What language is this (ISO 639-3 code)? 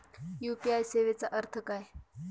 mar